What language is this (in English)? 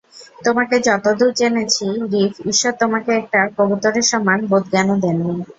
Bangla